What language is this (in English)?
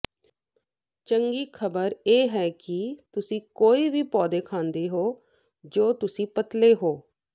Punjabi